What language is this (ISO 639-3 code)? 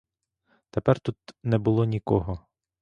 ukr